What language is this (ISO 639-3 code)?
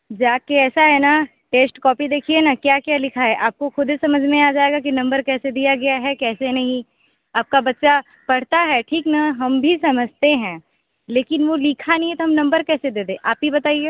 hin